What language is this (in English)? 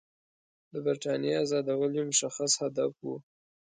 Pashto